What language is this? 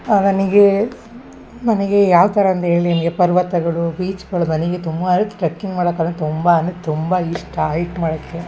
Kannada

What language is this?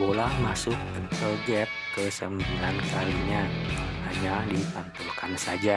Indonesian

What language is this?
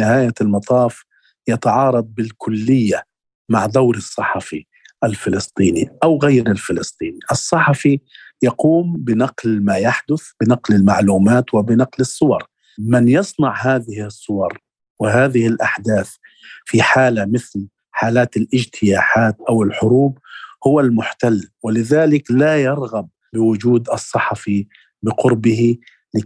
Arabic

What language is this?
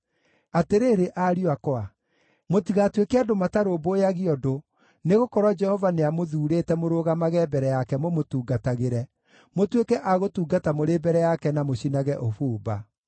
Kikuyu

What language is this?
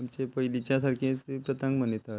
Konkani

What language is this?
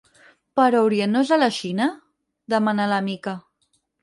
Catalan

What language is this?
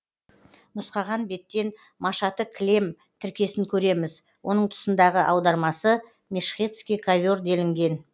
Kazakh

